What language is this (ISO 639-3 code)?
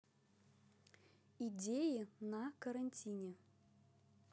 rus